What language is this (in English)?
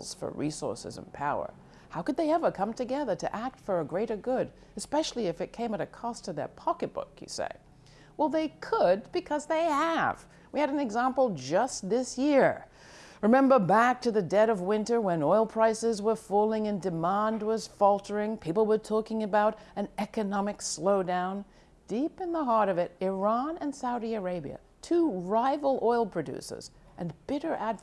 English